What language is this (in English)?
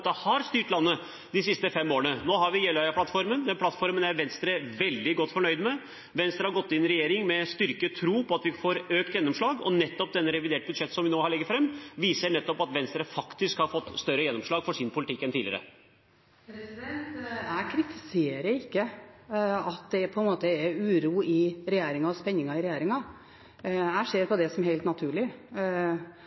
Norwegian Bokmål